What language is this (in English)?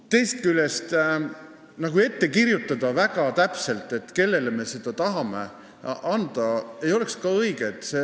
Estonian